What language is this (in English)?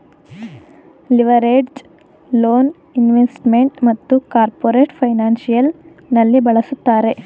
Kannada